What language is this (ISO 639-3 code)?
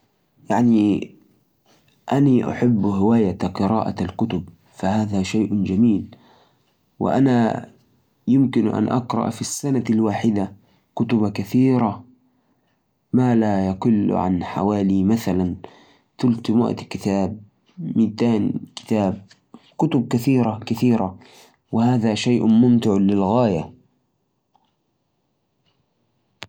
ars